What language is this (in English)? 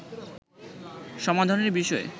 Bangla